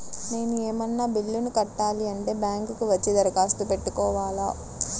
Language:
Telugu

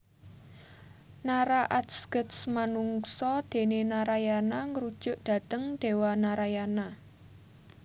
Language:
Javanese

